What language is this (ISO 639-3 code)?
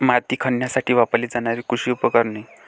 mar